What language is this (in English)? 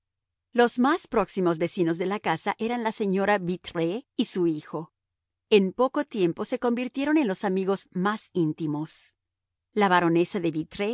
Spanish